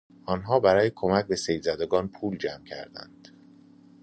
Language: Persian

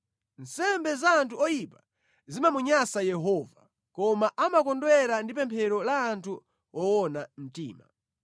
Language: Nyanja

